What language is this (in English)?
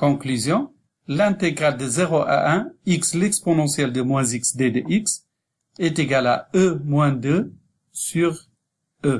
French